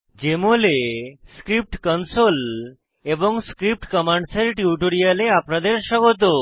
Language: Bangla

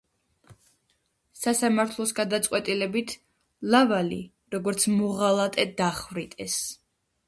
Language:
Georgian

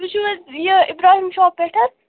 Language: Kashmiri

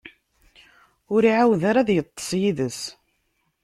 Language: Kabyle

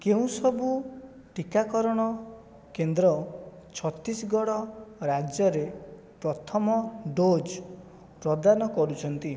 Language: Odia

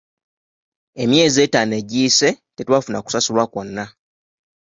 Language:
Ganda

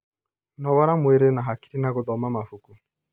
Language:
Kikuyu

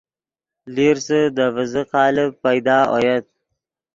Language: Yidgha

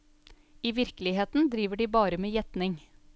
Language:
Norwegian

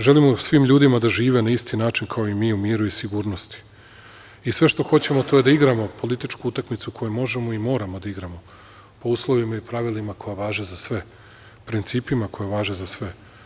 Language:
Serbian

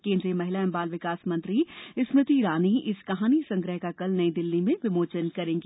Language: Hindi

